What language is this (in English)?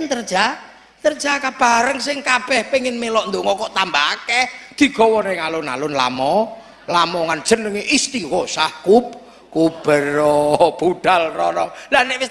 Indonesian